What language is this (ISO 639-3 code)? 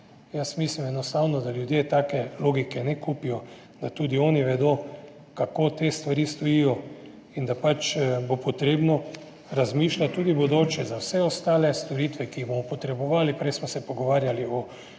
slv